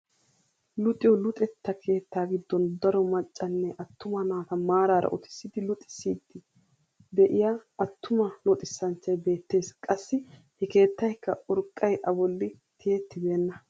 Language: Wolaytta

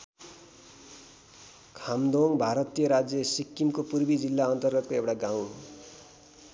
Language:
Nepali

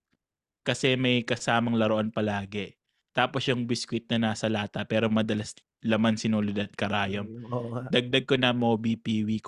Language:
Filipino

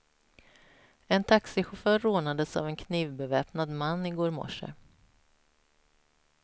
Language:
Swedish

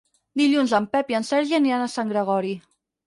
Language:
Catalan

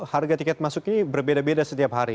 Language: Indonesian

